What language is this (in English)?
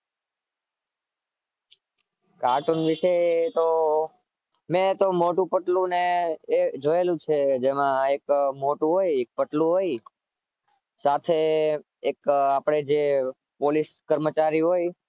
Gujarati